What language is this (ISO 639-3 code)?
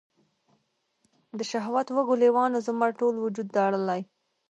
pus